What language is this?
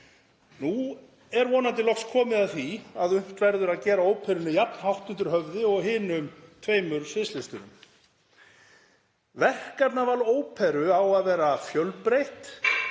Icelandic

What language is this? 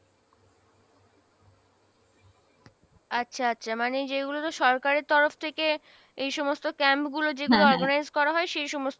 Bangla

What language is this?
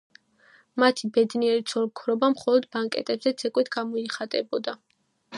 Georgian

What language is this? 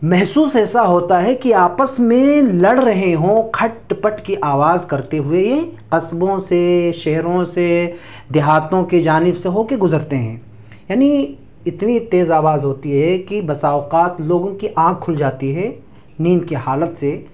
Urdu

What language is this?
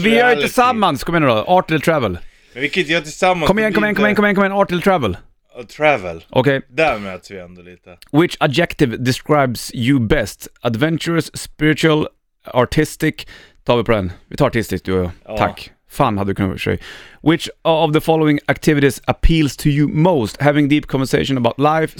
Swedish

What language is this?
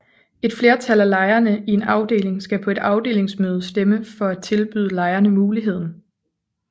Danish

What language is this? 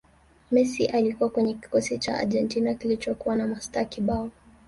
Swahili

